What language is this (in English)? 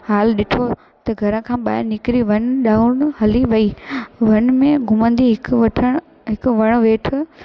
Sindhi